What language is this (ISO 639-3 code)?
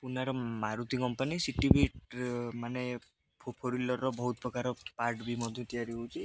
ori